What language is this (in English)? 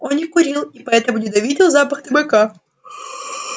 Russian